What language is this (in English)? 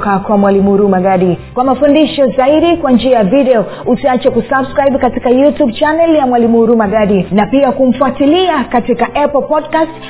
Swahili